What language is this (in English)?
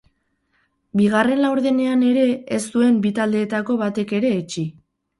Basque